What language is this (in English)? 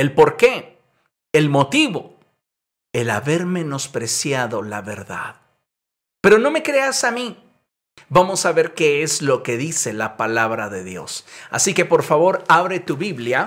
Spanish